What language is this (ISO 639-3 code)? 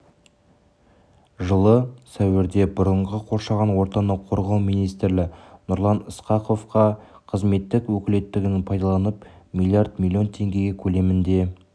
kaz